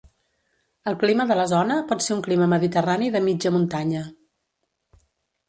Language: Catalan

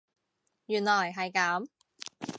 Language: Cantonese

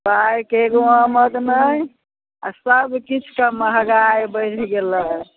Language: Maithili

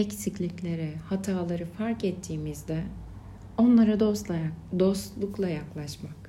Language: Turkish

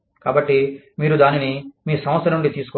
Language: Telugu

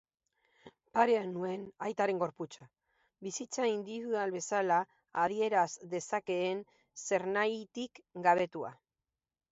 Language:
Basque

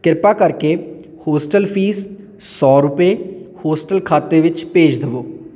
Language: Punjabi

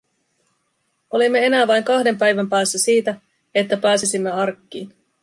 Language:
Finnish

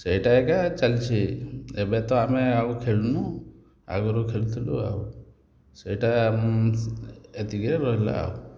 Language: Odia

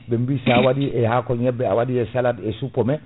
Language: Fula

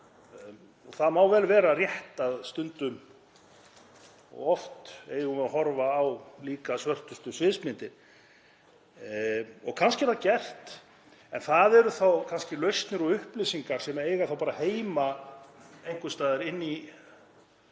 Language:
Icelandic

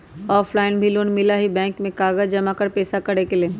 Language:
Magahi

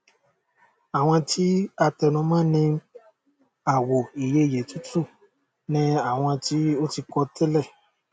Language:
Yoruba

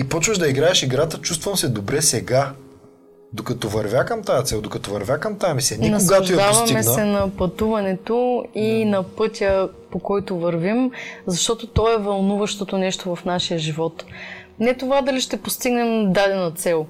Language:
Bulgarian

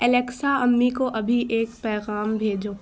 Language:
Urdu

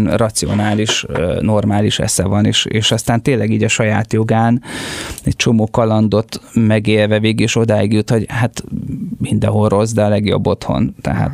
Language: Hungarian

